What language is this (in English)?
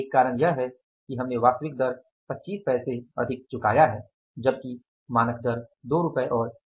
Hindi